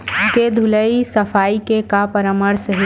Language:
Chhattisgarhi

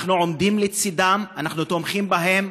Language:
Hebrew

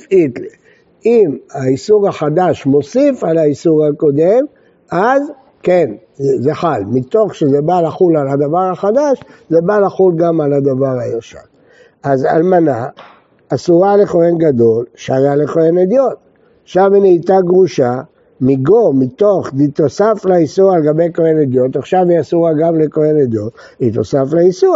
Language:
Hebrew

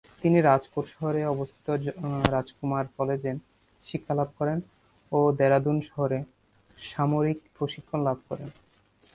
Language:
Bangla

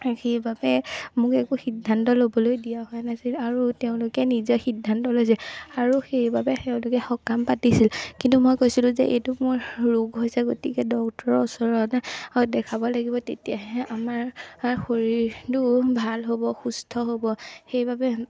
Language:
Assamese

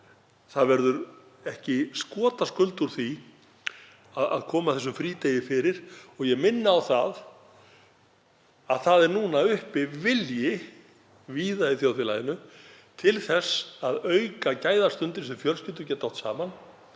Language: Icelandic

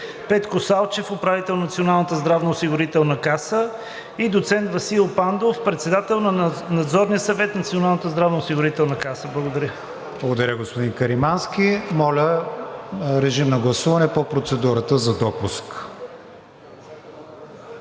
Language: Bulgarian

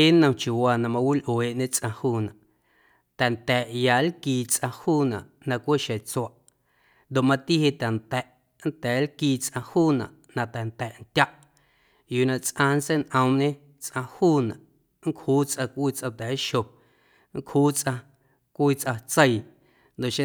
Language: Guerrero Amuzgo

